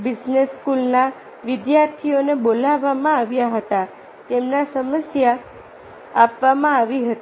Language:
Gujarati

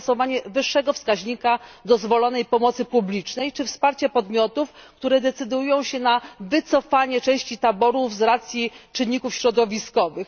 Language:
Polish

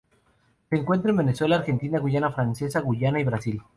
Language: Spanish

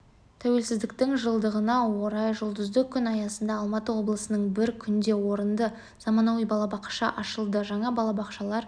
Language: Kazakh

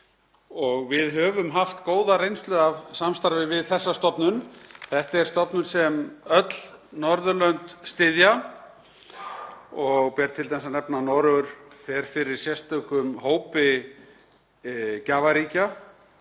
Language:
Icelandic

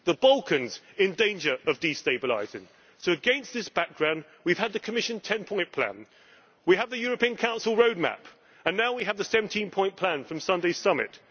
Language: English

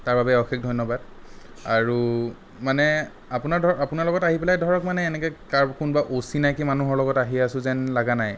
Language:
Assamese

